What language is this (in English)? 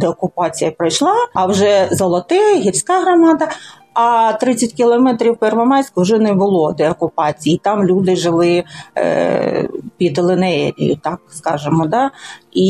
Ukrainian